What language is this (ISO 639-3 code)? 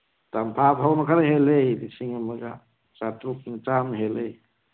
mni